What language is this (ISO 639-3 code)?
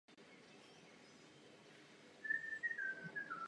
ces